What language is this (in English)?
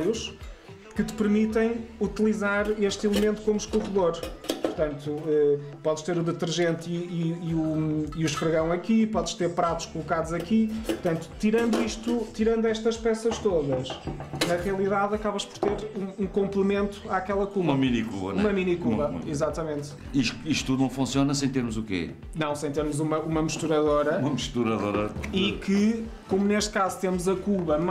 Portuguese